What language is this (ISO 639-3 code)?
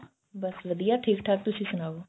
pan